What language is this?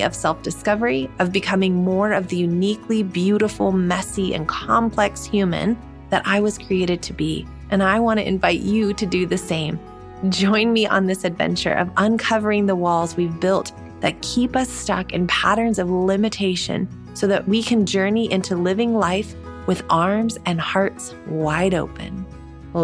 English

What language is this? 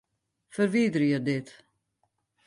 Western Frisian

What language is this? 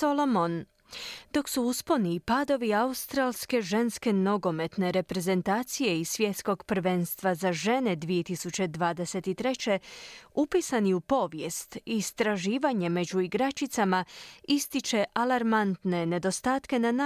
Croatian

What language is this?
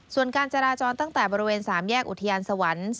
Thai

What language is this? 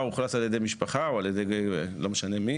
Hebrew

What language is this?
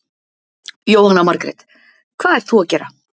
Icelandic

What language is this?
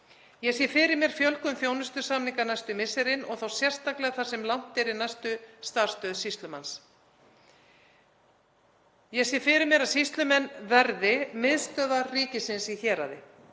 Icelandic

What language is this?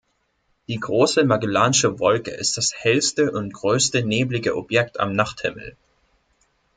German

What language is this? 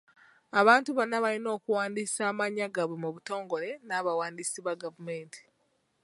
Ganda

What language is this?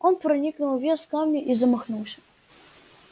Russian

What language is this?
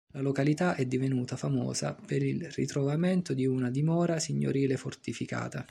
Italian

